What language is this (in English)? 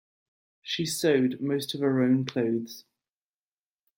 English